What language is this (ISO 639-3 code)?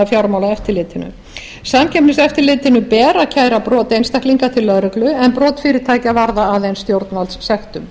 isl